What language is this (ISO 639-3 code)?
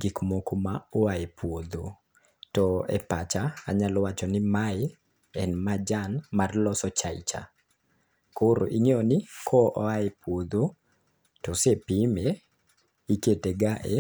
luo